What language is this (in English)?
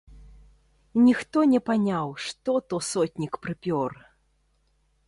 Belarusian